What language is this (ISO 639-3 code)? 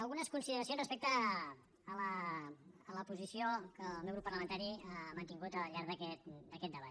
cat